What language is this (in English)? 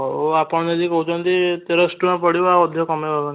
Odia